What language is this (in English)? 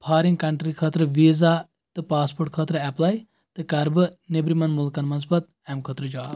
Kashmiri